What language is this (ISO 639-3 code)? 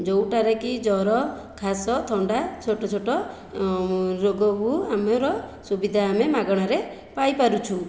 ori